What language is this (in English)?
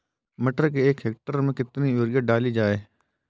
Hindi